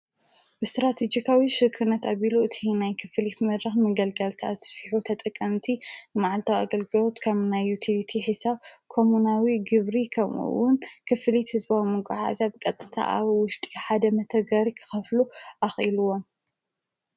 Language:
Tigrinya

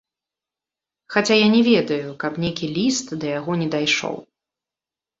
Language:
Belarusian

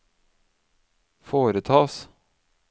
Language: Norwegian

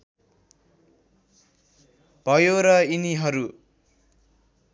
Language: Nepali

